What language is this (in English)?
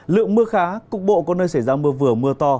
Vietnamese